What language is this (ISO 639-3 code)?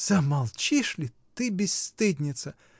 rus